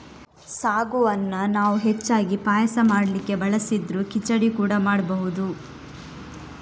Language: Kannada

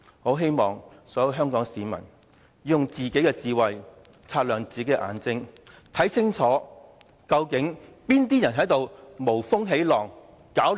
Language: Cantonese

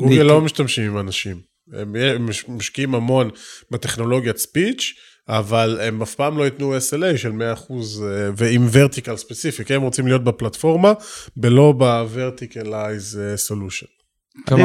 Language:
Hebrew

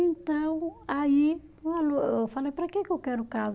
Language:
Portuguese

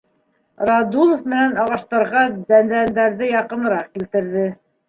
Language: Bashkir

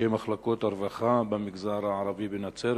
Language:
Hebrew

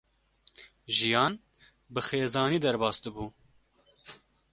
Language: Kurdish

